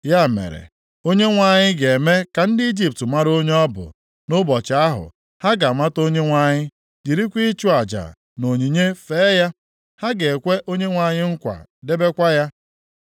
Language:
Igbo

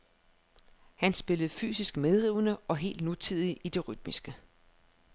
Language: Danish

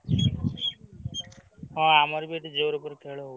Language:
Odia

